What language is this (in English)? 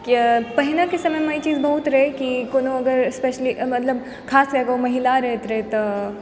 Maithili